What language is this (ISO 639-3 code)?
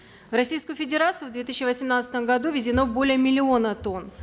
kaz